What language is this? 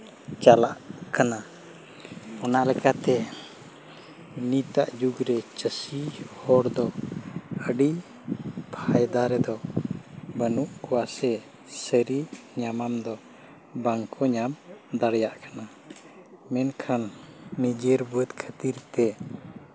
Santali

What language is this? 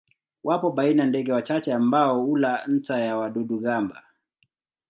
Swahili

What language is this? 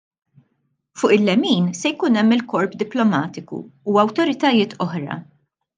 Maltese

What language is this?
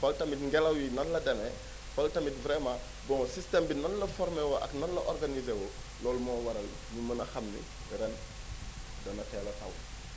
Wolof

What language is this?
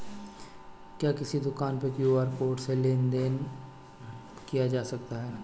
Hindi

